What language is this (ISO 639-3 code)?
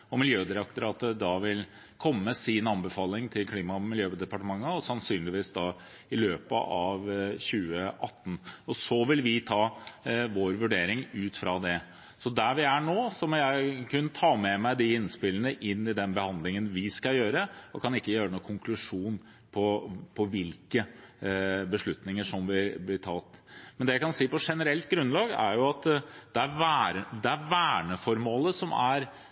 nob